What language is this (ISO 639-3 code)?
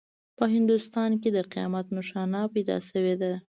pus